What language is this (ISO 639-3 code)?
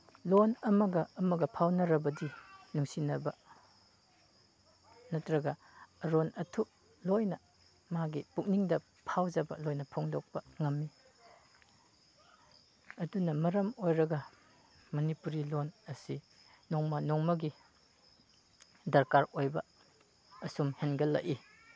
mni